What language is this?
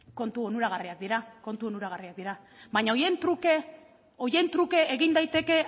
Basque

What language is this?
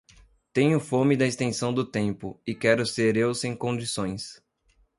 Portuguese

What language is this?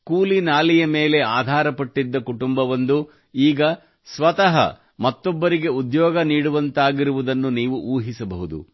Kannada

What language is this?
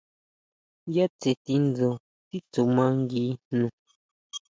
Huautla Mazatec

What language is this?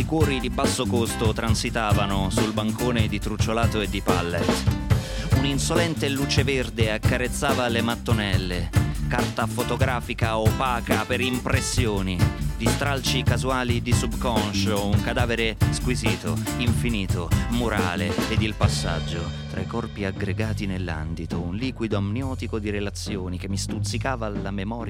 Italian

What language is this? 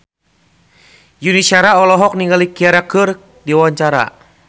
Sundanese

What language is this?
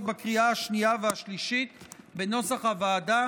Hebrew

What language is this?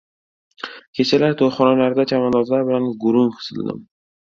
Uzbek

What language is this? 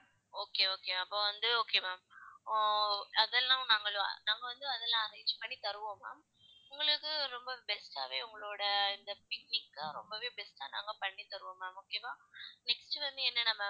Tamil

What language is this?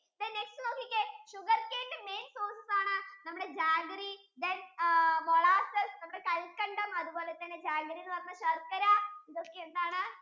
Malayalam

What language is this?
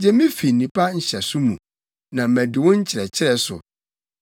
Akan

